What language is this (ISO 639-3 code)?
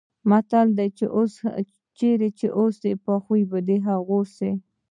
pus